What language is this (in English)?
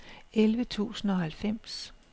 Danish